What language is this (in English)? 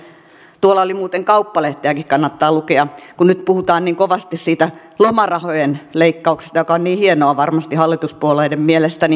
Finnish